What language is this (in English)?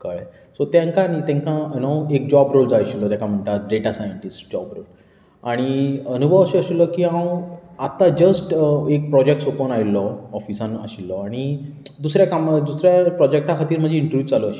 Konkani